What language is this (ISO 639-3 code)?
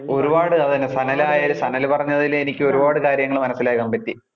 mal